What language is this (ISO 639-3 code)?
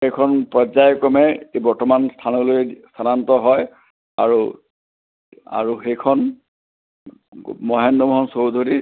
asm